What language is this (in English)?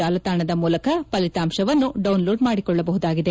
Kannada